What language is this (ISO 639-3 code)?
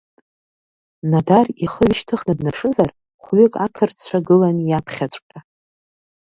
abk